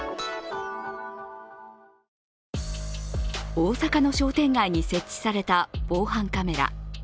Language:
Japanese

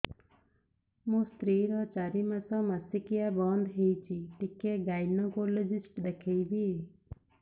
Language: Odia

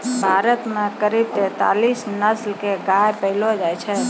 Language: Maithili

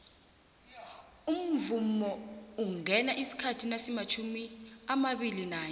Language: South Ndebele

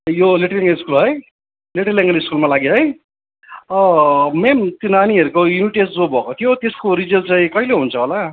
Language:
Nepali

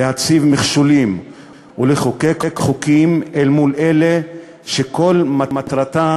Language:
Hebrew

